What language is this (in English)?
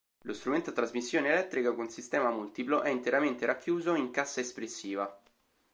Italian